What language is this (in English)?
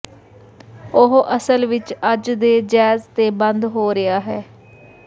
Punjabi